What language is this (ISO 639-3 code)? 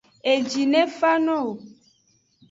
ajg